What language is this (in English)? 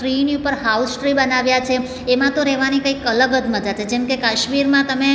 Gujarati